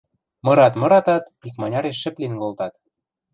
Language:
Western Mari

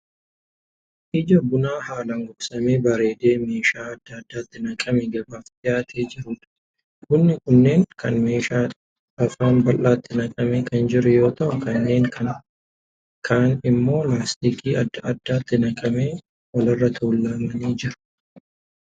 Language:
Oromo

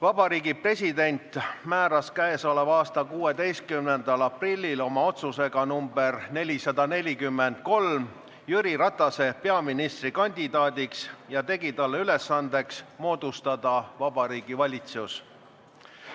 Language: Estonian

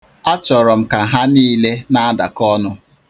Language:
Igbo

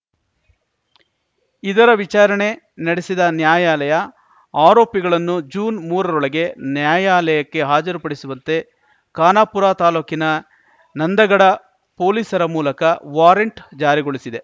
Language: Kannada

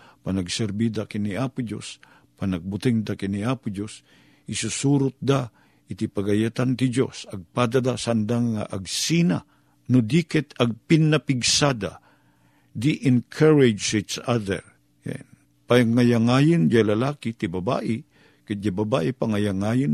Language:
Filipino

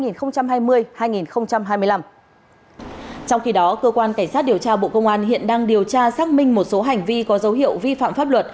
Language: Vietnamese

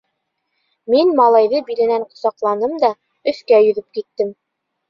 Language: Bashkir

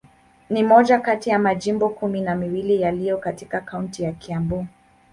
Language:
Swahili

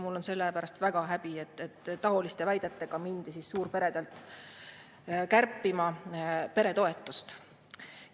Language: Estonian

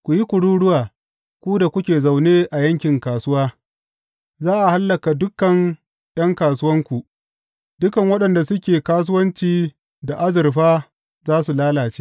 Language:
Hausa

